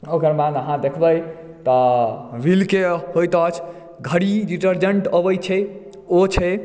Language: Maithili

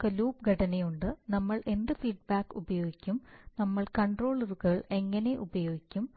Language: Malayalam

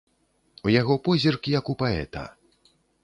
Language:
Belarusian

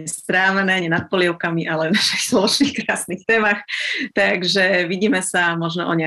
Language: Slovak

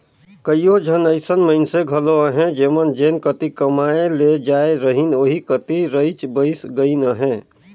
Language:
Chhattisgarhi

